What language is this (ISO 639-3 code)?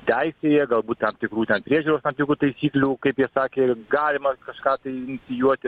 lit